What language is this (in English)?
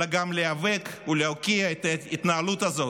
Hebrew